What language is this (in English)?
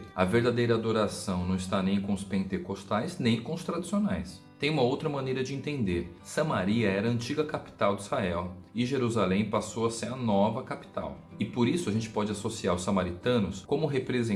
Portuguese